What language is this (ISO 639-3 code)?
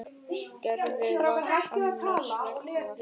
isl